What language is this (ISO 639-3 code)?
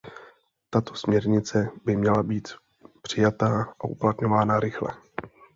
ces